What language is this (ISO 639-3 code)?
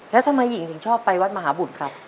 tha